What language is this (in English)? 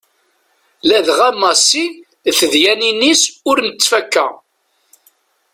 Kabyle